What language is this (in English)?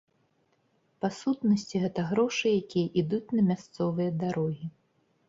Belarusian